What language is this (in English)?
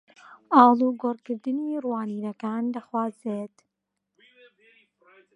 Central Kurdish